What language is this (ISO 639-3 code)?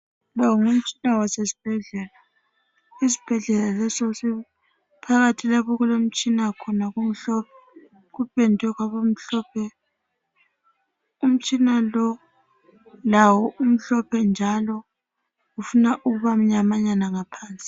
nde